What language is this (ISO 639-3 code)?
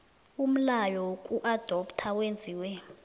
nbl